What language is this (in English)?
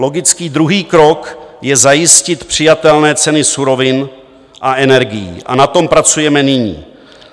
Czech